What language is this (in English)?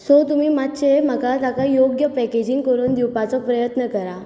Konkani